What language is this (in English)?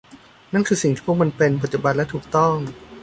Thai